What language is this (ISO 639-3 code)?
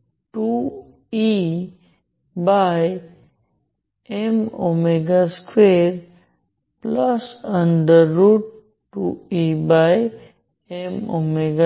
guj